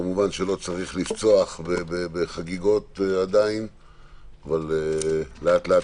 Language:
Hebrew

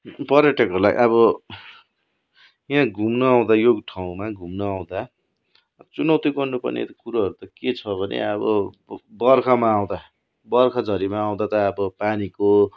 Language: Nepali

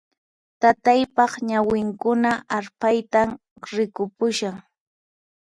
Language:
Puno Quechua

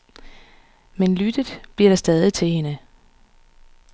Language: Danish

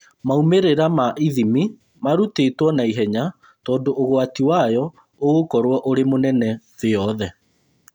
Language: Kikuyu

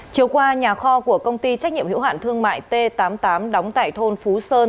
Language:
Vietnamese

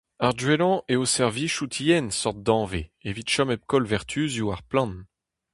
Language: Breton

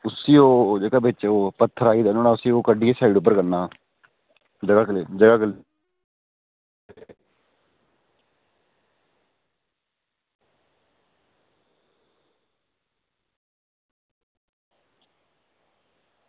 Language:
Dogri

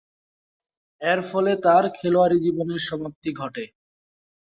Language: Bangla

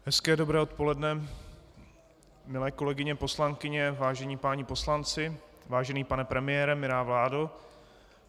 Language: Czech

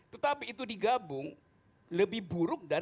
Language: Indonesian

